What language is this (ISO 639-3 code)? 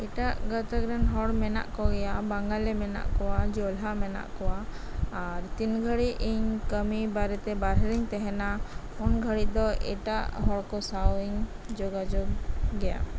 sat